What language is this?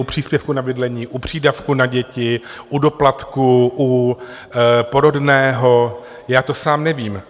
Czech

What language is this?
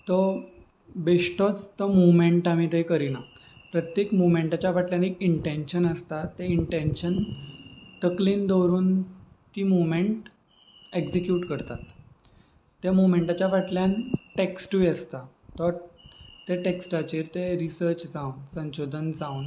Konkani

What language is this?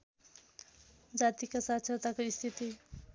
Nepali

